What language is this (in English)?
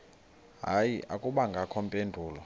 Xhosa